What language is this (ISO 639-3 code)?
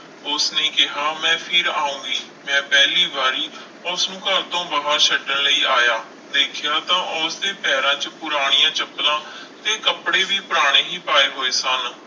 pan